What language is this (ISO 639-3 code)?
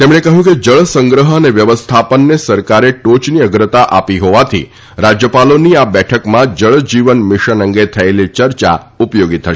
guj